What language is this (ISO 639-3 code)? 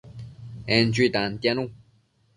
mcf